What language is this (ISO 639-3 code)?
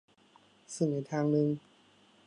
tha